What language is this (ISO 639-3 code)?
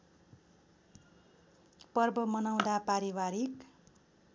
nep